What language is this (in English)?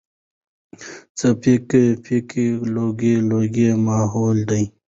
Pashto